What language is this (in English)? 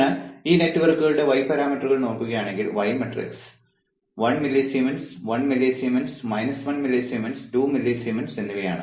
Malayalam